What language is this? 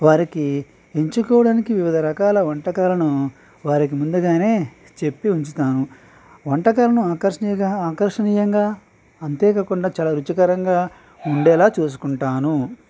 Telugu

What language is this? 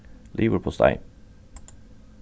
Faroese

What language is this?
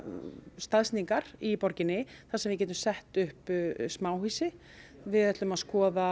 Icelandic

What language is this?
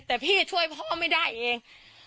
Thai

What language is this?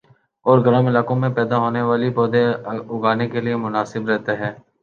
Urdu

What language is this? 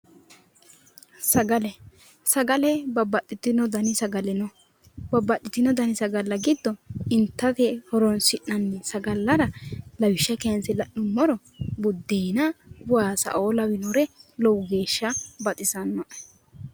Sidamo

